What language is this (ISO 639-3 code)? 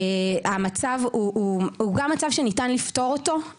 heb